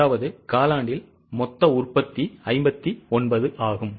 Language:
Tamil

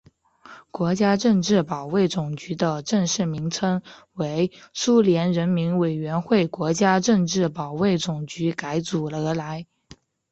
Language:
Chinese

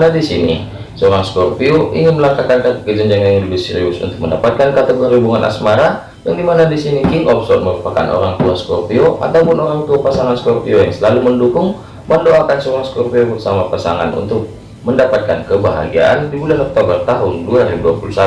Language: Indonesian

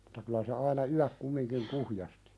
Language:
Finnish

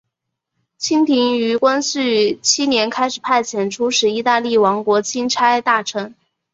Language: Chinese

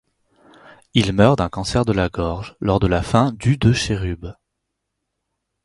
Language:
French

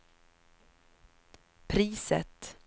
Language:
Swedish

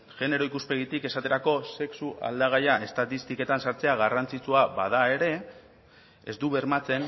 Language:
Basque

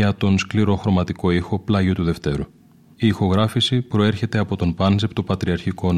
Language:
Greek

